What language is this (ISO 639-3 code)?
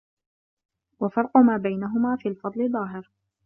ara